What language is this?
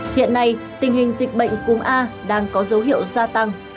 Vietnamese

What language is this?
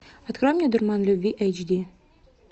Russian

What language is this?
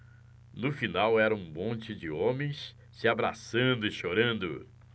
Portuguese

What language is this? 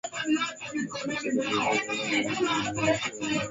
Swahili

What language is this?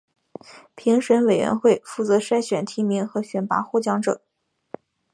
Chinese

